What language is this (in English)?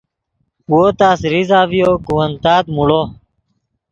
Yidgha